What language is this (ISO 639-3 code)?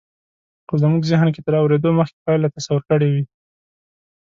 pus